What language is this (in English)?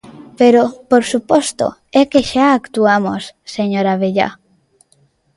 Galician